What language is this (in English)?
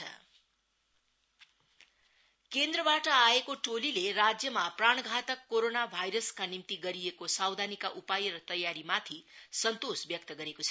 Nepali